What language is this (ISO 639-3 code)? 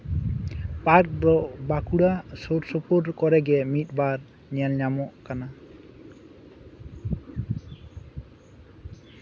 sat